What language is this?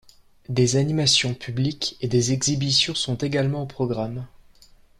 French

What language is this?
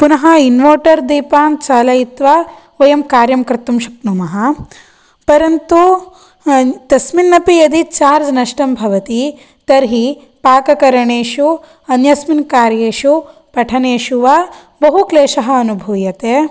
Sanskrit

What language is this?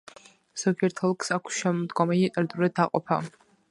Georgian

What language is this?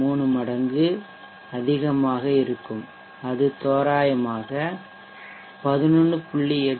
Tamil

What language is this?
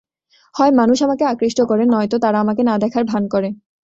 Bangla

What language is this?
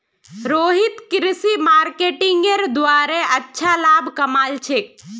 Magahi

